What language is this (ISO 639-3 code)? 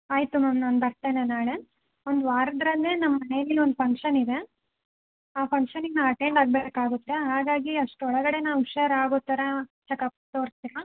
kan